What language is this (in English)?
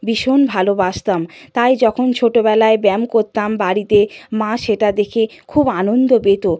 Bangla